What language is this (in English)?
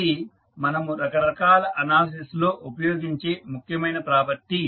Telugu